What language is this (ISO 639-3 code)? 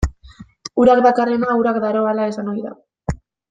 eus